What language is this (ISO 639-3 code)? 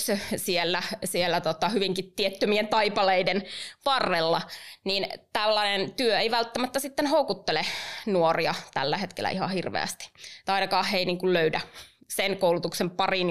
fin